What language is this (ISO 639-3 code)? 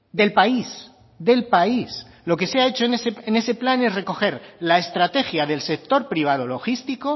spa